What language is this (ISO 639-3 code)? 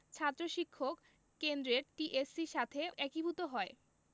ben